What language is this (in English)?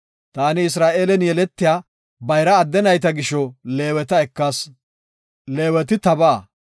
Gofa